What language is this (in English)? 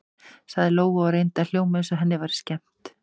Icelandic